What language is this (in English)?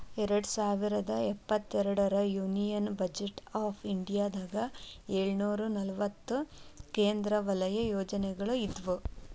Kannada